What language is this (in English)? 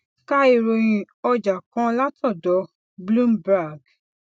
Yoruba